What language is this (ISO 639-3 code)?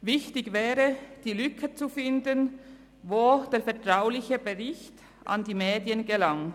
gsw